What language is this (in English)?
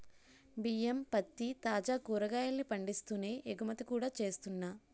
Telugu